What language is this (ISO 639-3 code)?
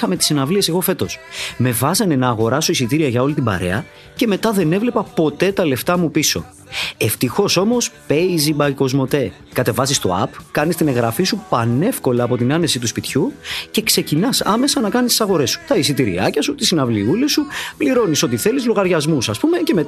ell